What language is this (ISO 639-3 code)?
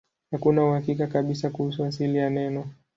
swa